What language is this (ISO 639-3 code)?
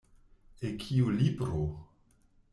epo